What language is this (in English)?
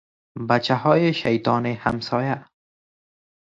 Persian